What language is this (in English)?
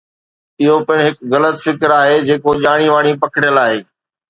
Sindhi